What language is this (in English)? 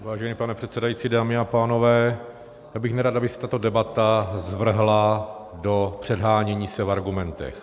Czech